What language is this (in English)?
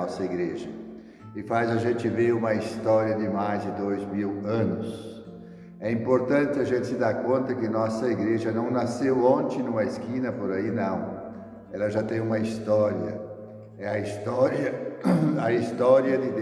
Portuguese